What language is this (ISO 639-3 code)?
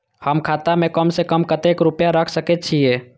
mai